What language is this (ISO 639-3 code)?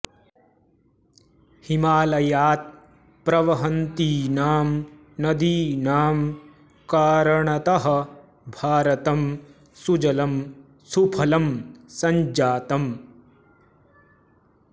san